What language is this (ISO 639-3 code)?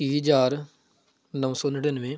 pan